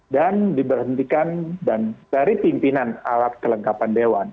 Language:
Indonesian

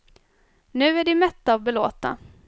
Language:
Swedish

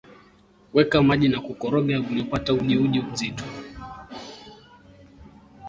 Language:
Swahili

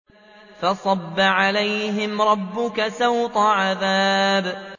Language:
Arabic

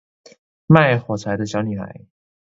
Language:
Chinese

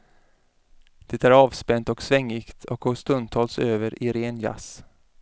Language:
Swedish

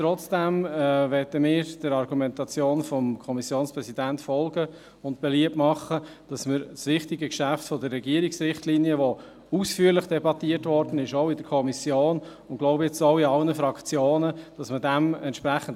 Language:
Swiss German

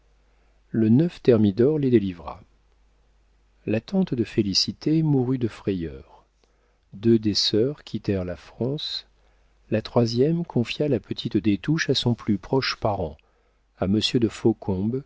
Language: French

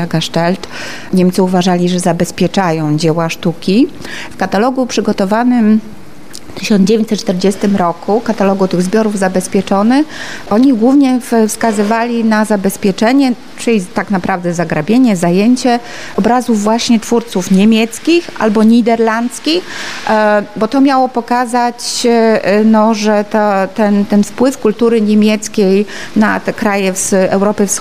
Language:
Polish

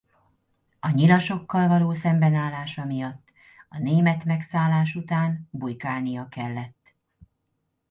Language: Hungarian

